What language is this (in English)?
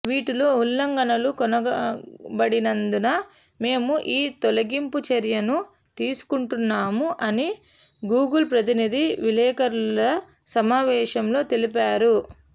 Telugu